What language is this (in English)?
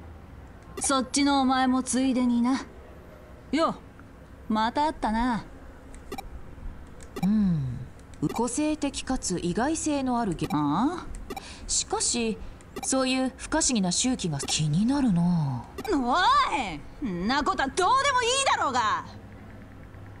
Korean